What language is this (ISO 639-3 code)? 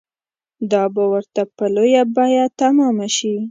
pus